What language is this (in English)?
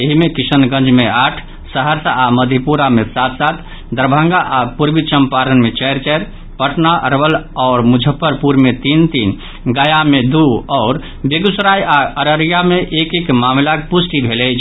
Maithili